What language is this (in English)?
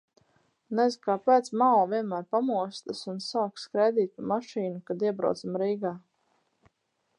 Latvian